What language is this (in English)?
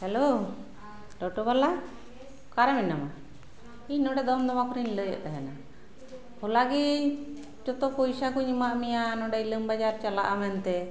Santali